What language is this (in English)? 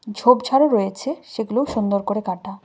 Bangla